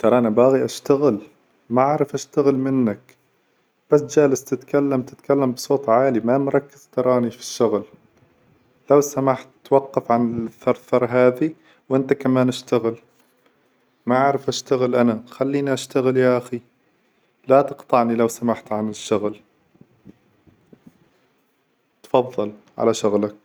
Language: Hijazi Arabic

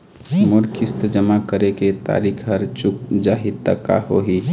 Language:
Chhattisgarhi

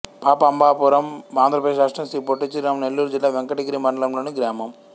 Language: Telugu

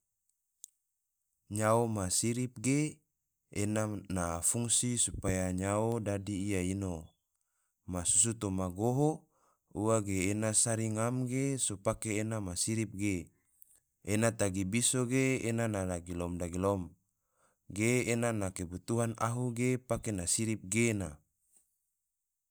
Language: Tidore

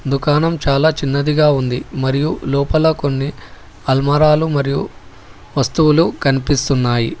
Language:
Telugu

